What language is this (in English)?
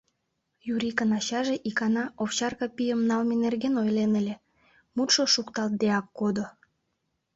Mari